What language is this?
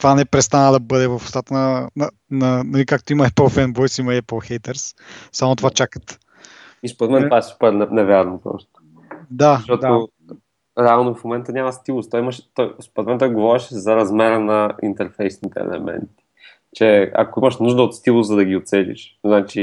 Bulgarian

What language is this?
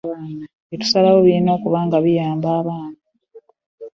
Ganda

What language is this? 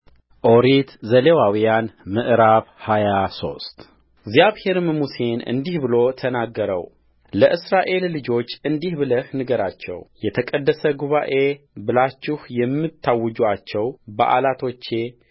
Amharic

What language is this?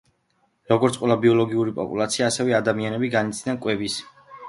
Georgian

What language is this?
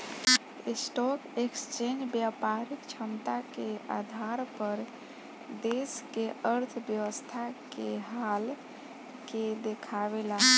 Bhojpuri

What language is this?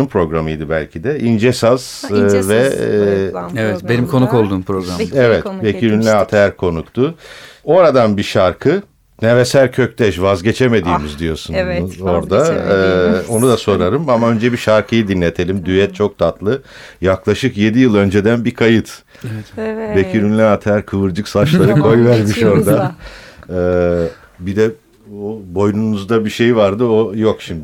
Turkish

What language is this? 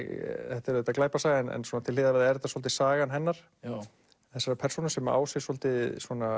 Icelandic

